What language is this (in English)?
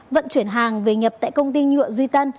Vietnamese